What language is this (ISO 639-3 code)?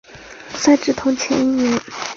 zho